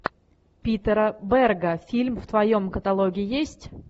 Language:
Russian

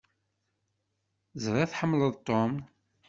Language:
Kabyle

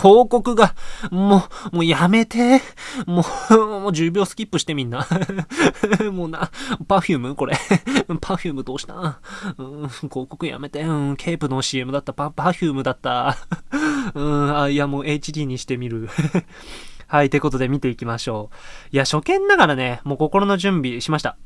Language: Japanese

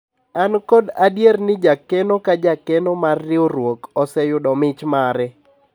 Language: Luo (Kenya and Tanzania)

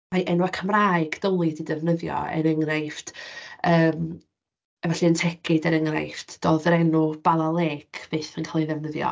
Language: Welsh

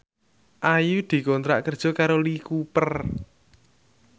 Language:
Javanese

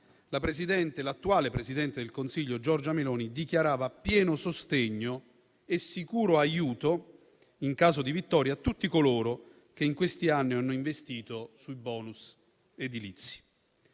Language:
Italian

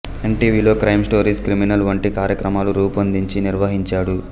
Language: Telugu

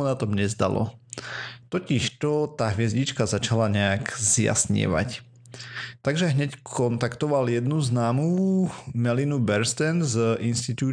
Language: Slovak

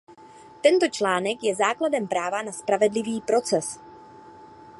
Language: Czech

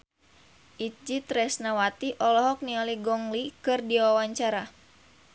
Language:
Sundanese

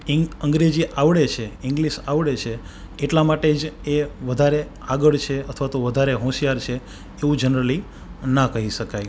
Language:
Gujarati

